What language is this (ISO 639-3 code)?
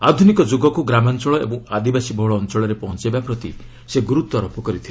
ori